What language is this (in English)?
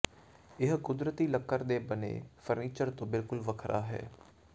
Punjabi